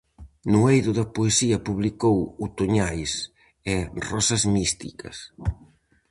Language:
Galician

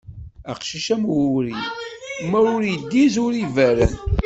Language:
Kabyle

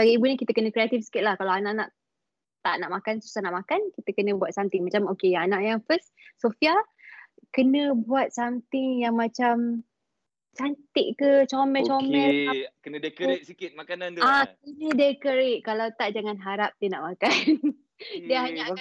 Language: Malay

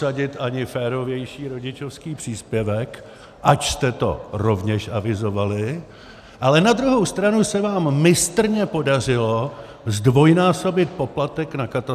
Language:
Czech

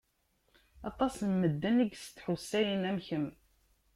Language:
Kabyle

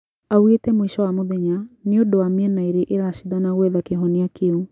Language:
Kikuyu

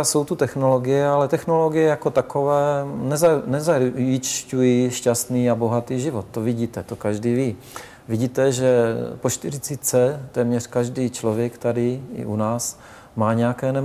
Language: Czech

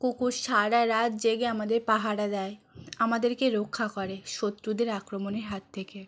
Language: Bangla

